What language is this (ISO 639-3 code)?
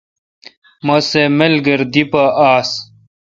xka